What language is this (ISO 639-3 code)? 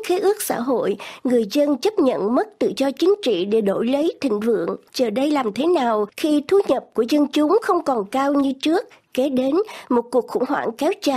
vie